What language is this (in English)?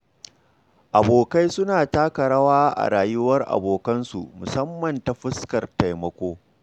Hausa